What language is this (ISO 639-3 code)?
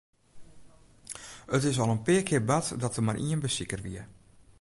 fry